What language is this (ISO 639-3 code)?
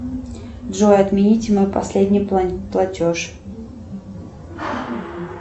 rus